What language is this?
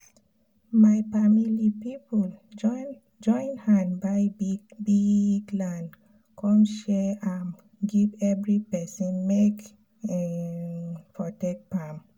Nigerian Pidgin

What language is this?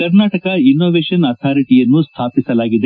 Kannada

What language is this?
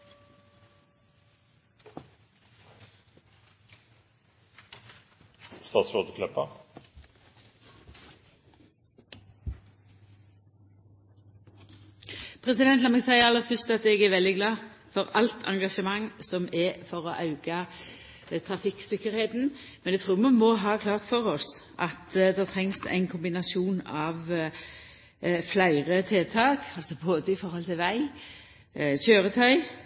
Norwegian Nynorsk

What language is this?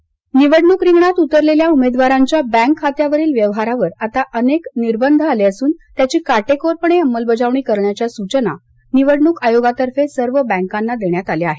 Marathi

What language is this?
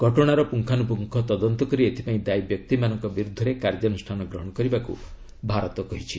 Odia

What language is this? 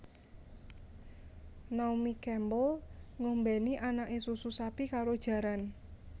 Javanese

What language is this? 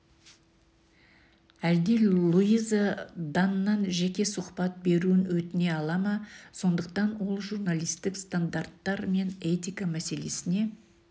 Kazakh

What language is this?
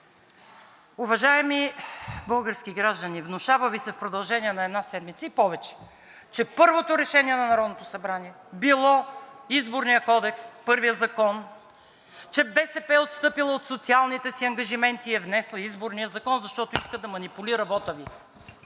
Bulgarian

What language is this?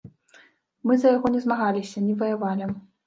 Belarusian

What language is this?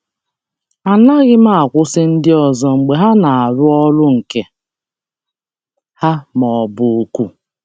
Igbo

